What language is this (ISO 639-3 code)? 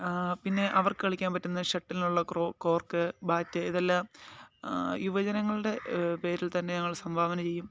mal